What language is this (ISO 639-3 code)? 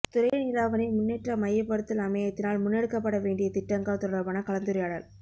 tam